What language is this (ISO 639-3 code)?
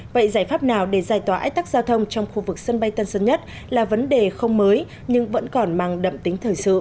vie